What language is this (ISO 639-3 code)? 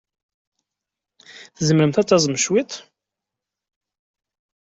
kab